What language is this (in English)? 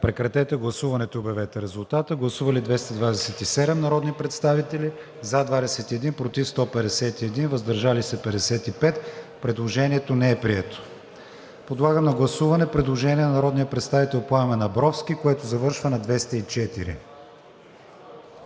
Bulgarian